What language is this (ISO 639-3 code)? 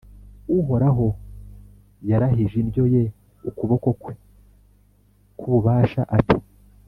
kin